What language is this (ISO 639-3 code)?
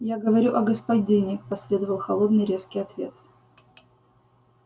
rus